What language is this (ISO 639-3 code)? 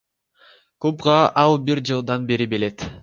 kir